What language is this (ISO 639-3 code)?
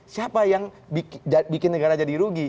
ind